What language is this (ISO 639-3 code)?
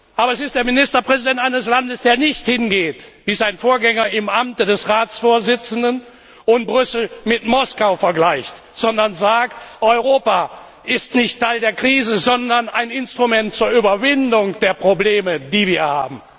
deu